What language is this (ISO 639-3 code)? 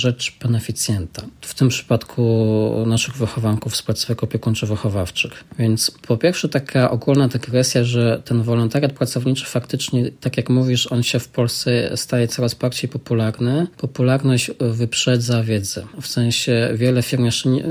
pol